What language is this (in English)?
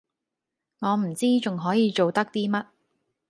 Cantonese